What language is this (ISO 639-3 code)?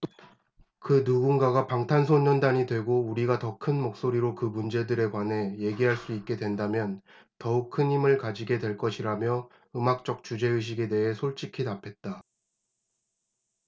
kor